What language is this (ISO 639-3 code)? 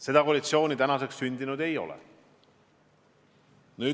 est